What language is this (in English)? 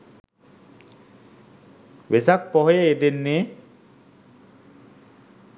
Sinhala